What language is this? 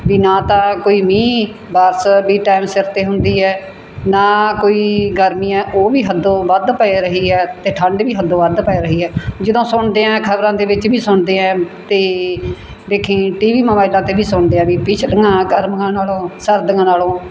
Punjabi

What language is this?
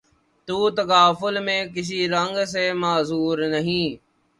Urdu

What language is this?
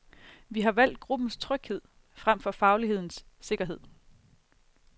Danish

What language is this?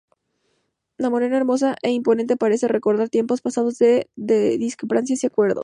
Spanish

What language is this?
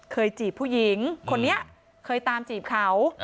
Thai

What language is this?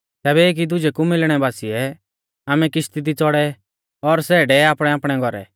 Mahasu Pahari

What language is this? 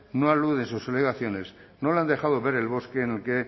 Spanish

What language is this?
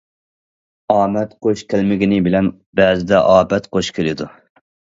Uyghur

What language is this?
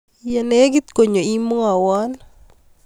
Kalenjin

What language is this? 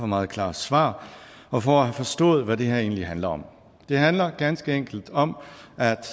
Danish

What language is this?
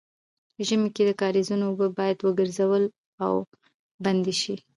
Pashto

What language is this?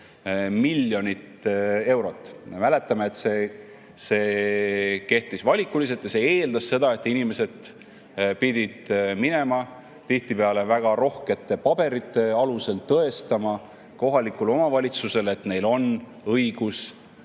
Estonian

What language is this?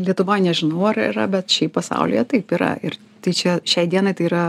Lithuanian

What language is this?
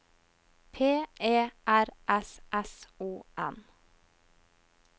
Norwegian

